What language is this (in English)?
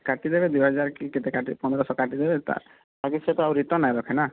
Odia